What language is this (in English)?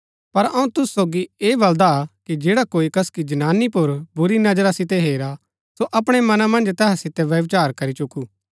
Gaddi